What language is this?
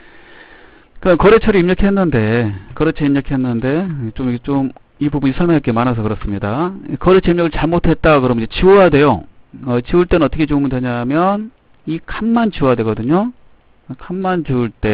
Korean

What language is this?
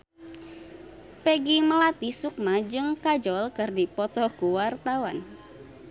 Sundanese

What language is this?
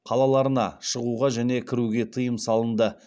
Kazakh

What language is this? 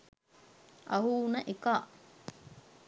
Sinhala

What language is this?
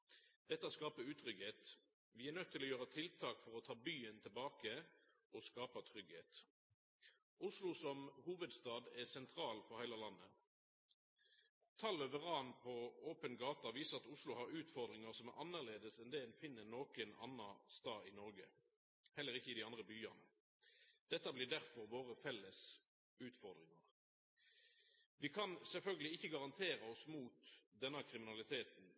Norwegian Nynorsk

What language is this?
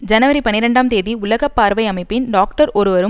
Tamil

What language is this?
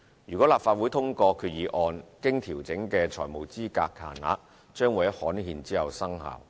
Cantonese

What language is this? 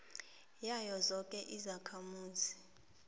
South Ndebele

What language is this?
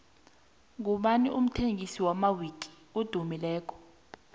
South Ndebele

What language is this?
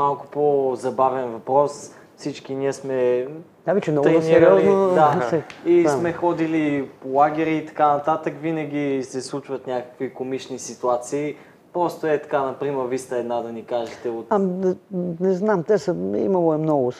Bulgarian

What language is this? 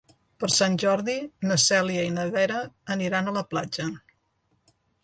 Catalan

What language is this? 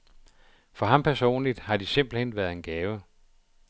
Danish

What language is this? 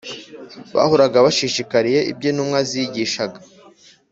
Kinyarwanda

